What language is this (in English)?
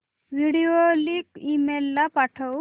Marathi